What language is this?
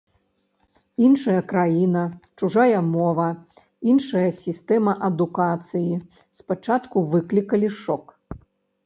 Belarusian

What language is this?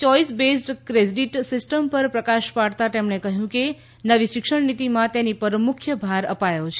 Gujarati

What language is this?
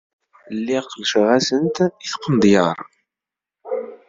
Kabyle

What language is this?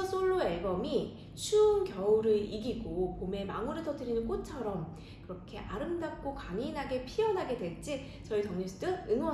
Korean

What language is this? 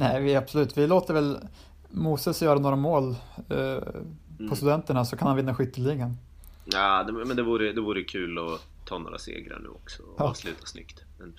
Swedish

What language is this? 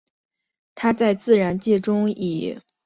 Chinese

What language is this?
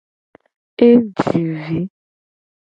Gen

